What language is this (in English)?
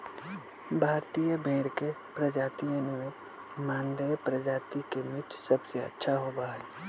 Magahi